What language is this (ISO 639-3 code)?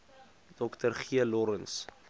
afr